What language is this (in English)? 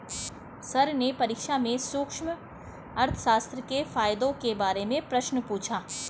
Hindi